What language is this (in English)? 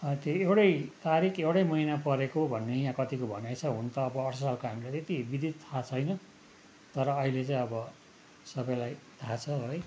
Nepali